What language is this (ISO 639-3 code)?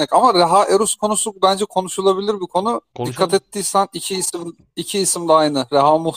tur